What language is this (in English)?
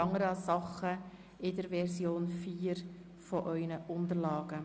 Swiss German